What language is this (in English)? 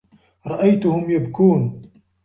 Arabic